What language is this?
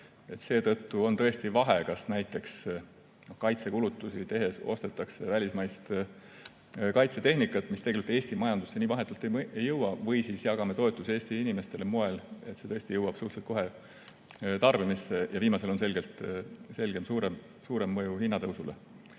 Estonian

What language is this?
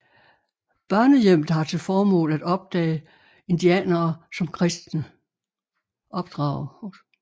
Danish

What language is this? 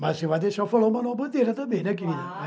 Portuguese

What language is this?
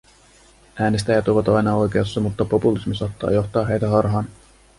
Finnish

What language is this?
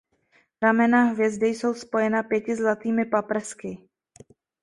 Czech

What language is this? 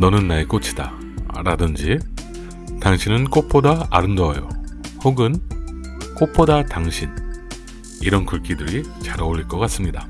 Korean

